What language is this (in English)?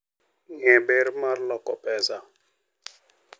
Luo (Kenya and Tanzania)